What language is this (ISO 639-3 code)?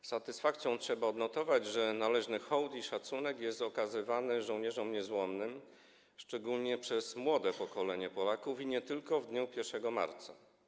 pol